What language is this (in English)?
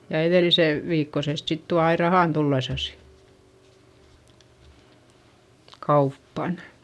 Finnish